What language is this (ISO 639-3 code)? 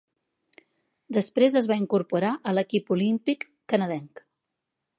cat